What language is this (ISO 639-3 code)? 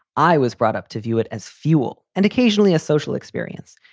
eng